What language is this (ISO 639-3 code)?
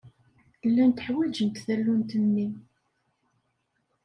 kab